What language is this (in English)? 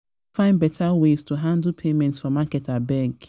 Nigerian Pidgin